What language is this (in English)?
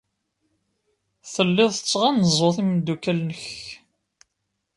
Kabyle